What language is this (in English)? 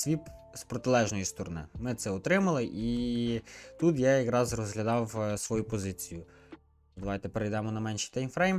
Ukrainian